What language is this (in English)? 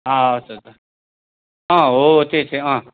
Nepali